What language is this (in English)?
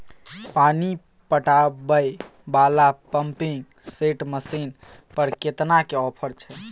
Maithili